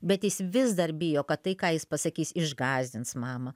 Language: Lithuanian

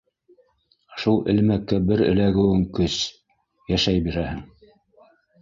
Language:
Bashkir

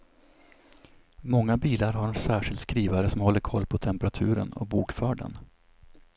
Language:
Swedish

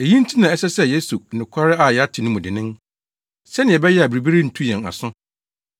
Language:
Akan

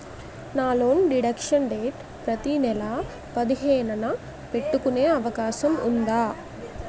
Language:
Telugu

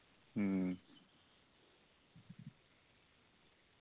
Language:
Malayalam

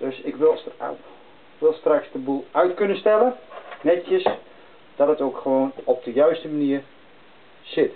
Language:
Dutch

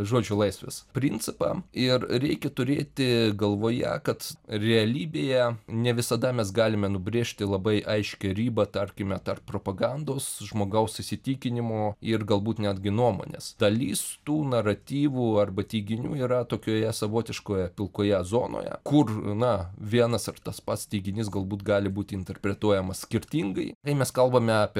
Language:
Lithuanian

